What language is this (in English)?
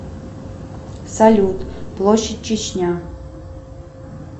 Russian